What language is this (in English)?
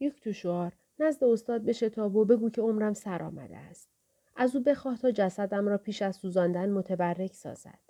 Persian